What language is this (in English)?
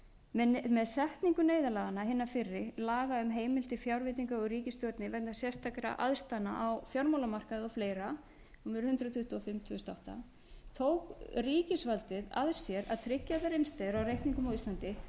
Icelandic